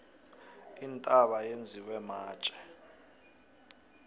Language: South Ndebele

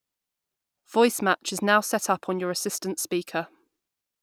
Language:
English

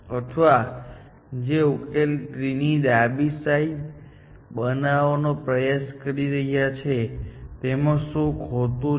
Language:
Gujarati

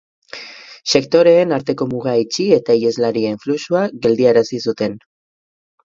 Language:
Basque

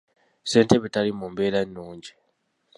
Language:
Ganda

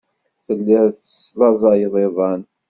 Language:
Kabyle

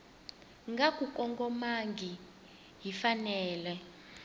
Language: Tsonga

